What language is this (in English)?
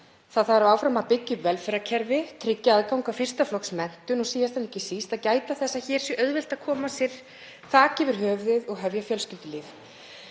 Icelandic